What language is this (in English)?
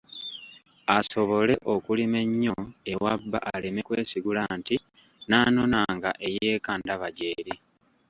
Ganda